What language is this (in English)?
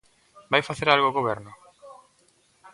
Galician